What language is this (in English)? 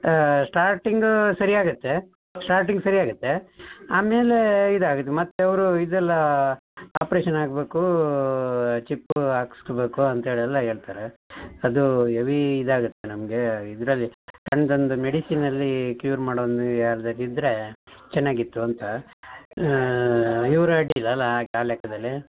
Kannada